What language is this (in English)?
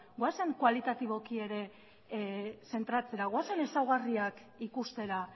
Basque